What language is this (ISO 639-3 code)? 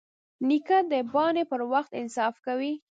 pus